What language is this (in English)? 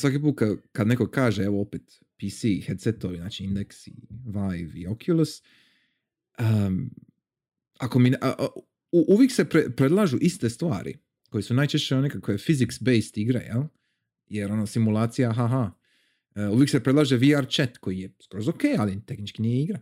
Croatian